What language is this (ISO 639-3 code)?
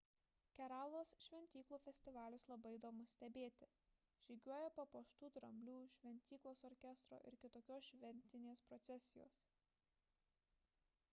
lit